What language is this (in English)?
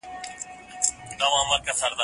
Pashto